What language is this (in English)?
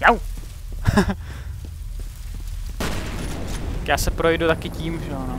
Czech